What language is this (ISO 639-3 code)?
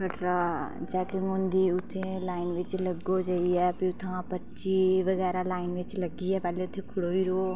doi